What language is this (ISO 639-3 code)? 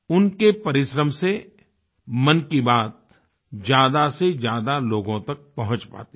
hin